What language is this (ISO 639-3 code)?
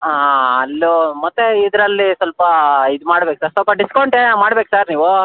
kan